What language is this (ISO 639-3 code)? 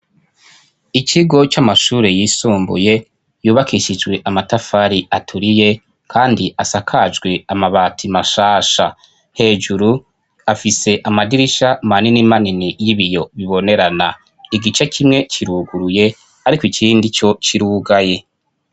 run